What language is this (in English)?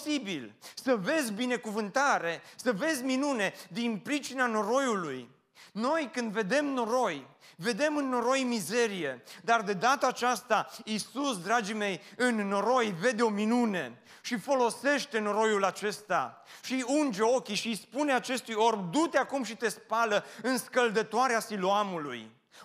Romanian